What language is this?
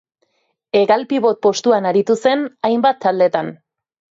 Basque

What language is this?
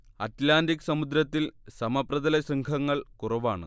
Malayalam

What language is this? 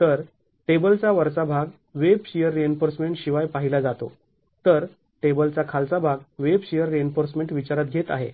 Marathi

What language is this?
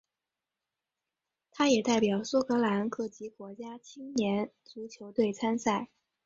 Chinese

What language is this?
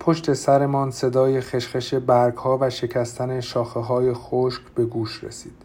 Persian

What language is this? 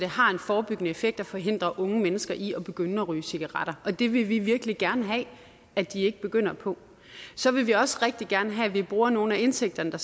Danish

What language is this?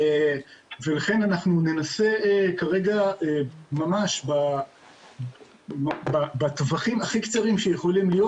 Hebrew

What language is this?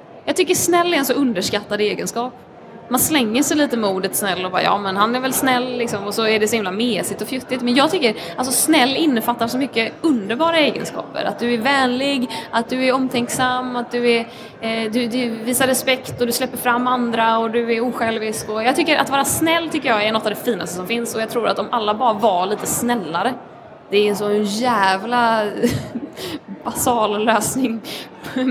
Swedish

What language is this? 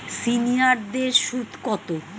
Bangla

